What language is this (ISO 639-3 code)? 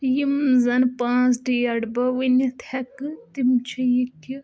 kas